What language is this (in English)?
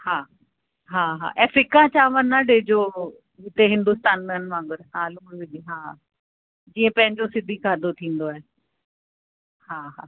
Sindhi